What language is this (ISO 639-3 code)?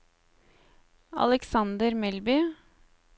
nor